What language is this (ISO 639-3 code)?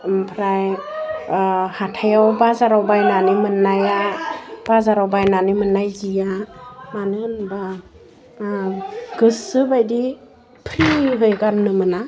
brx